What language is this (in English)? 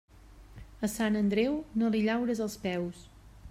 Catalan